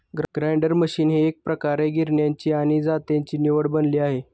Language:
Marathi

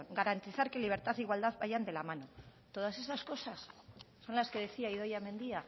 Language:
Spanish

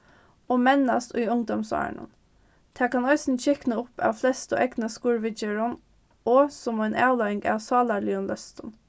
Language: Faroese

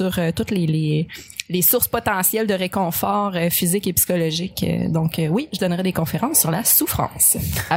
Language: French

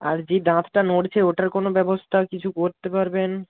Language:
Bangla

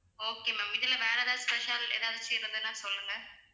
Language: Tamil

